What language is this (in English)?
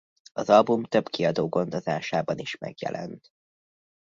Hungarian